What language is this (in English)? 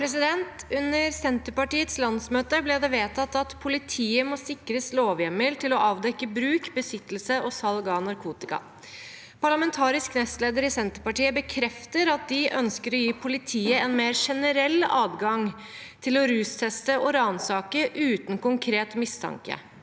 Norwegian